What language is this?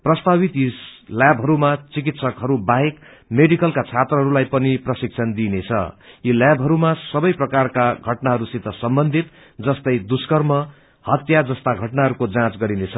Nepali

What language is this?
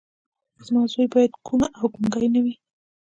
Pashto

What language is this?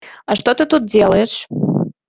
Russian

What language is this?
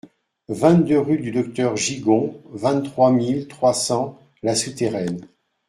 French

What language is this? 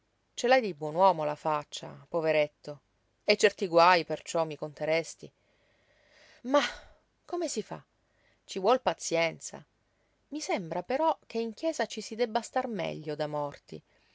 Italian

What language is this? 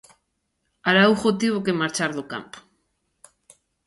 Galician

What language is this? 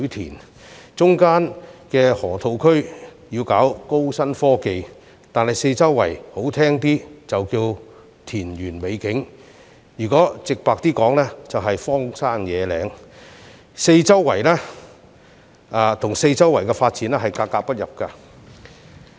Cantonese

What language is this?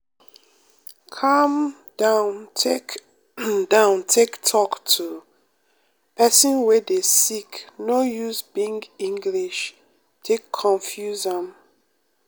Nigerian Pidgin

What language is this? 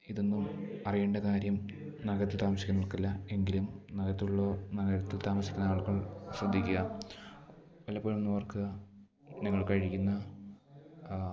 Malayalam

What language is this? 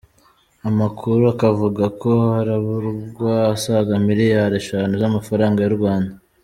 Kinyarwanda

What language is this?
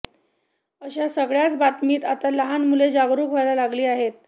Marathi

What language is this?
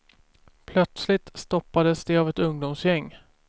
Swedish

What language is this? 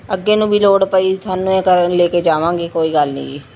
Punjabi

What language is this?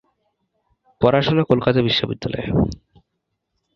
Bangla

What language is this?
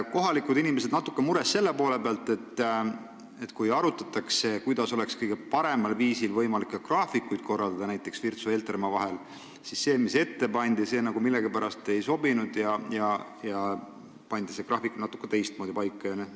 Estonian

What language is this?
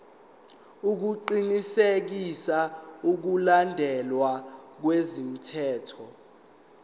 Zulu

